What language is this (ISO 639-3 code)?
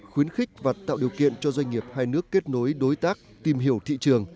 vie